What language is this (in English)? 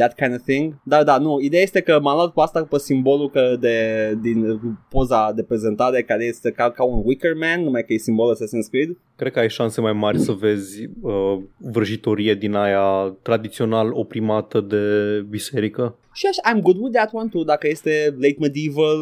Romanian